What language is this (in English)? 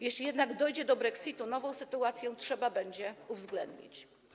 Polish